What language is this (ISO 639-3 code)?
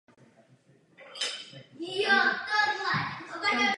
ces